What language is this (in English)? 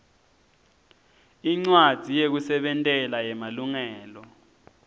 Swati